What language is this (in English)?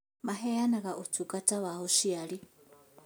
Kikuyu